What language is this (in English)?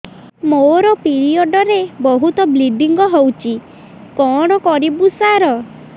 Odia